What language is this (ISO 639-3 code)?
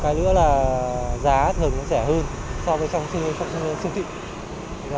vie